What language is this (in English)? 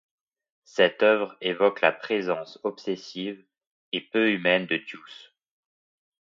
French